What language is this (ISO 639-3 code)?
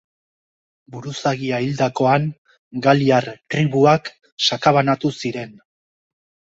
eus